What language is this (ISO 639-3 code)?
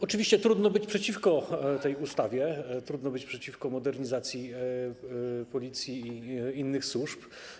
pol